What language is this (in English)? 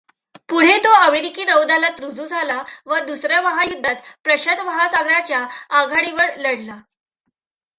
Marathi